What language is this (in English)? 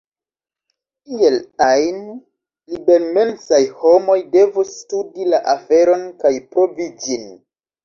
Esperanto